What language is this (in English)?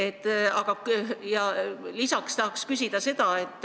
Estonian